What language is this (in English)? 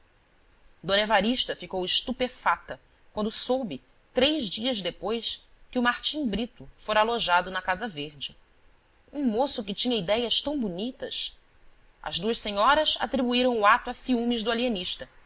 Portuguese